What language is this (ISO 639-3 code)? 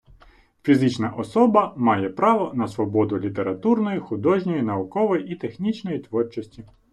ukr